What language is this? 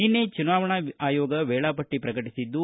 Kannada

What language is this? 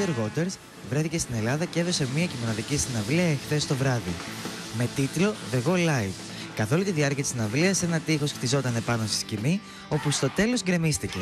Greek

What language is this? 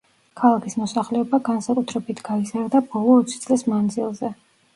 Georgian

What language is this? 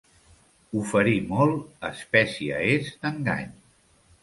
Catalan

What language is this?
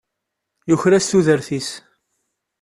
Kabyle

